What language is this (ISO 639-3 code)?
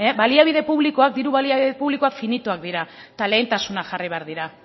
eus